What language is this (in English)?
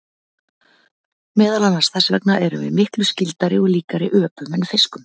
Icelandic